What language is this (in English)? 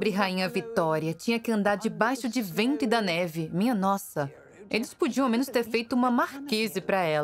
Portuguese